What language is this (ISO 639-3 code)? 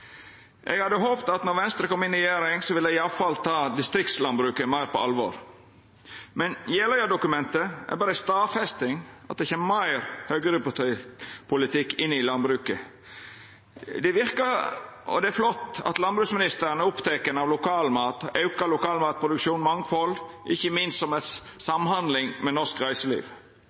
nno